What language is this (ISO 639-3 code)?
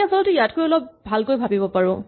asm